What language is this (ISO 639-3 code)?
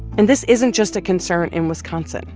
eng